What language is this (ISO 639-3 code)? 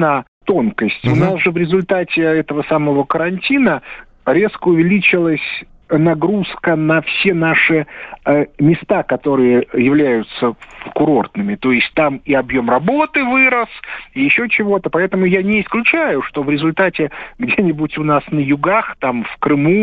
rus